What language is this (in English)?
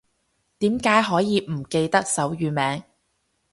Cantonese